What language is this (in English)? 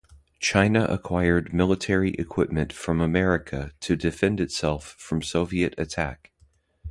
English